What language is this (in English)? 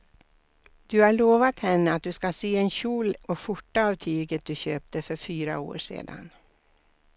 Swedish